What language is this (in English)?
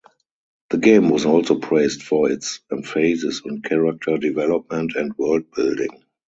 English